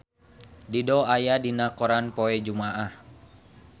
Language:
Sundanese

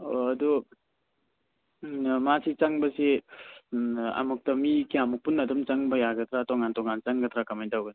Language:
Manipuri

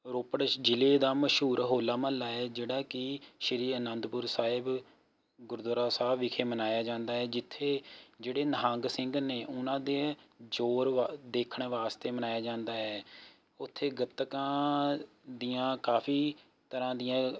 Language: Punjabi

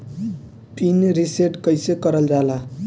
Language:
Bhojpuri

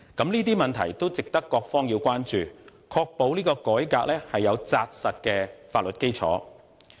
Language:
Cantonese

